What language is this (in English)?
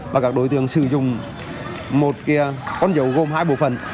Vietnamese